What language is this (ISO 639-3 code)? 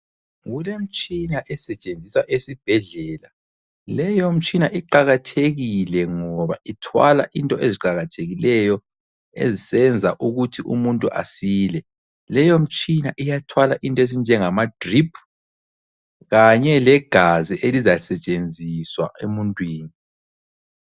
nde